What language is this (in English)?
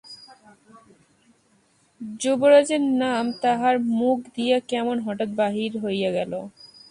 Bangla